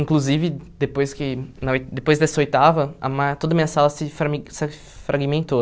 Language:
Portuguese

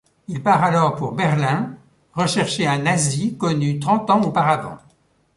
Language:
French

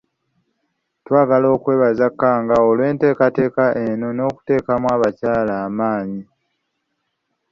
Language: Ganda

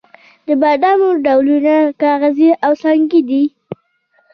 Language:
Pashto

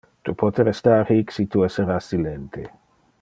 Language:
Interlingua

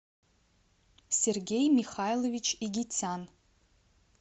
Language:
Russian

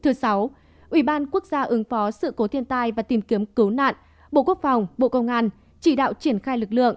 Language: Vietnamese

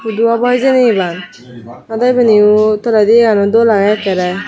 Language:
Chakma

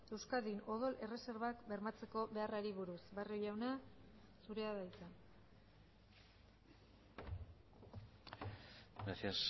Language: Basque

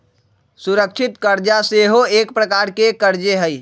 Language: Magahi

